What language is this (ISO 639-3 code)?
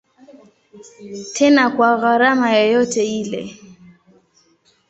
swa